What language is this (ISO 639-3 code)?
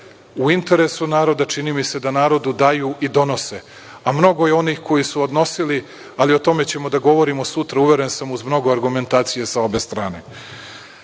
srp